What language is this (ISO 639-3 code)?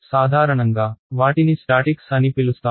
tel